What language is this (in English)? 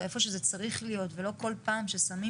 Hebrew